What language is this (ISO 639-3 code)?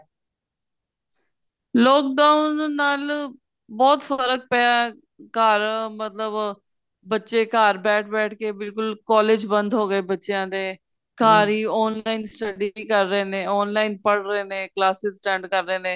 pan